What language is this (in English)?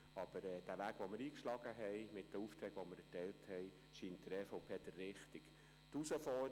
Swiss German